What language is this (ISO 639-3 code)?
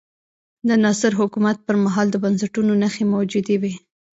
pus